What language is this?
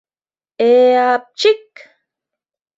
Mari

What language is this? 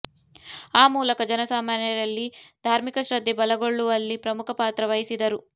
Kannada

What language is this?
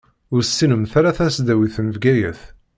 Kabyle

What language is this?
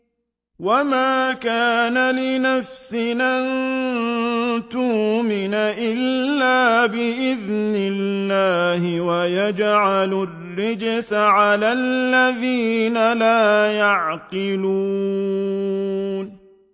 Arabic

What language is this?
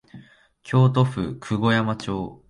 Japanese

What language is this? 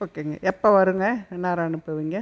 Tamil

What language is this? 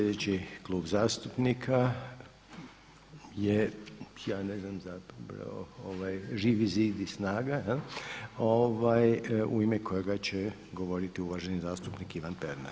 Croatian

